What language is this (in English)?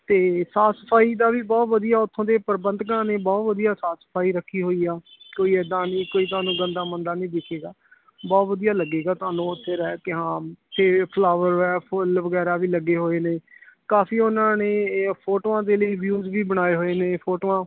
Punjabi